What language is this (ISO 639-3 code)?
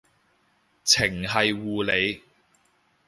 yue